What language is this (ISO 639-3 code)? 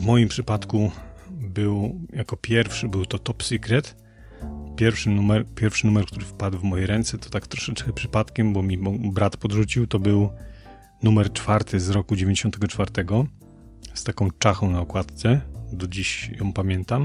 pol